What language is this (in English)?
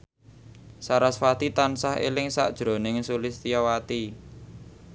Javanese